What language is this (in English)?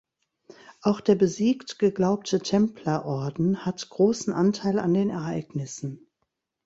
German